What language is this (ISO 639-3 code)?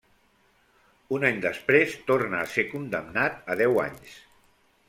cat